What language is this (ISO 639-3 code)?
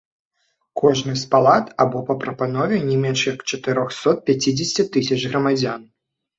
bel